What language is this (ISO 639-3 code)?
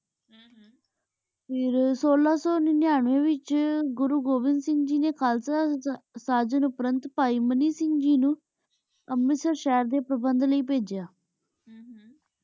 pan